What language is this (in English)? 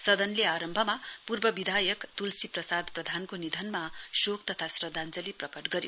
Nepali